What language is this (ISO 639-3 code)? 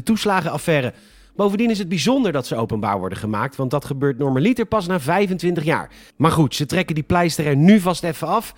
nld